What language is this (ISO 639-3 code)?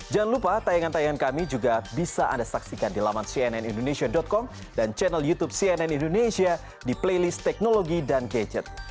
ind